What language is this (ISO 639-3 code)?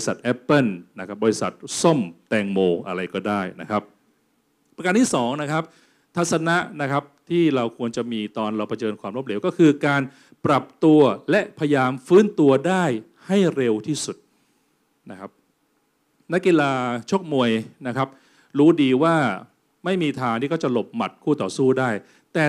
tha